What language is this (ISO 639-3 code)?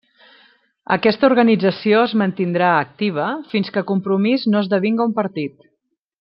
cat